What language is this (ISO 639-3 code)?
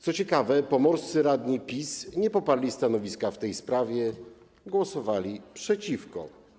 pol